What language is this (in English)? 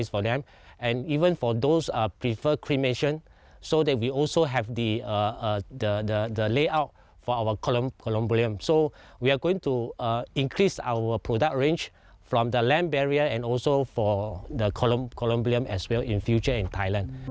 Thai